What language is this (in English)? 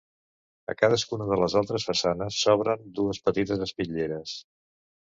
Catalan